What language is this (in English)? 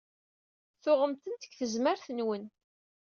Kabyle